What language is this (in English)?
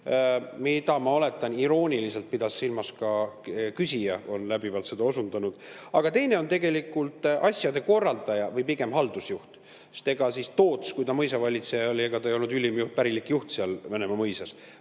Estonian